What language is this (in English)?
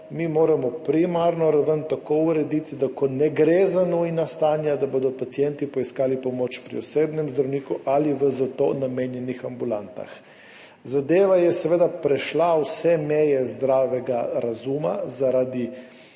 Slovenian